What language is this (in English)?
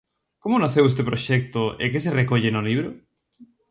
Galician